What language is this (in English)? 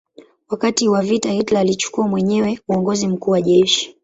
Swahili